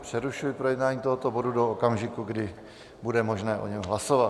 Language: Czech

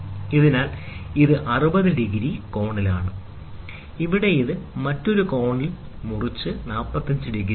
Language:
Malayalam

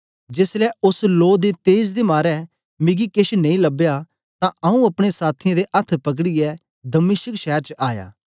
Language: Dogri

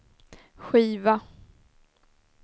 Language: Swedish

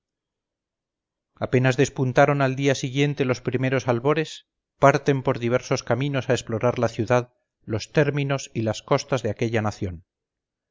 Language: Spanish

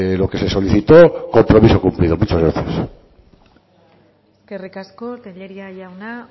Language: Spanish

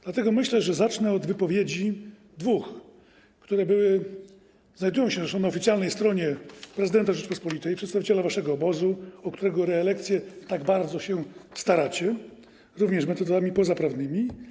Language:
Polish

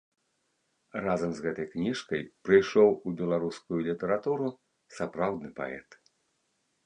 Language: Belarusian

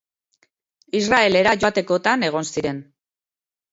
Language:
Basque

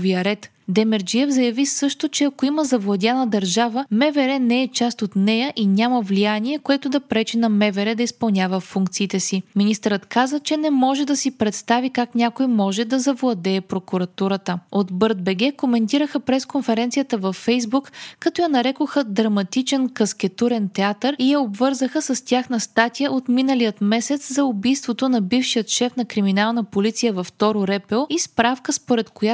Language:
Bulgarian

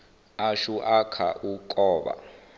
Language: Venda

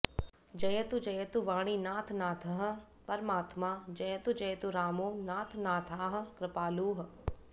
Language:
Sanskrit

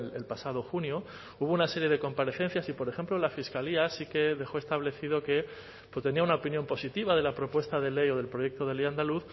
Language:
Spanish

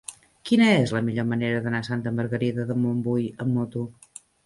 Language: Catalan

